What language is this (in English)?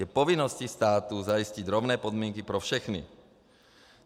Czech